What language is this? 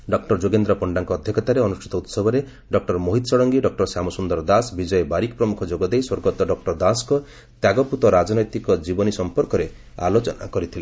Odia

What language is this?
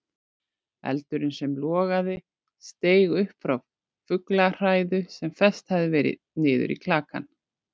Icelandic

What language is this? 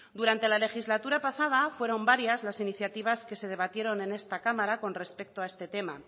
Spanish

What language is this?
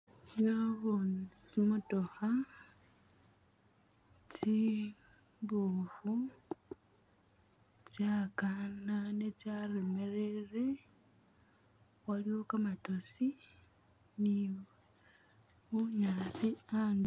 Masaaba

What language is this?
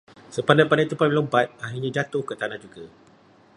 Malay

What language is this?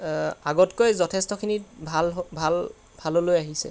Assamese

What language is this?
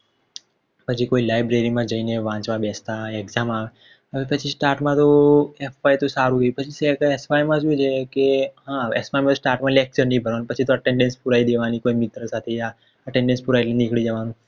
Gujarati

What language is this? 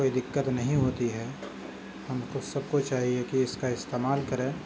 Urdu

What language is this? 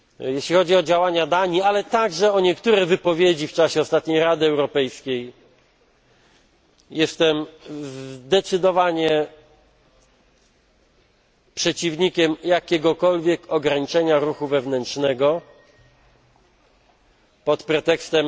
Polish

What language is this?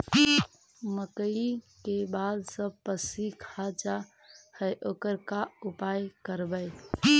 Magahi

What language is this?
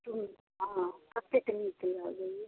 Maithili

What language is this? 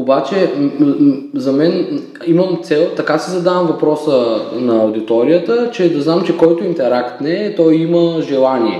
Bulgarian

